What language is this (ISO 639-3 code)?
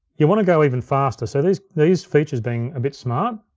eng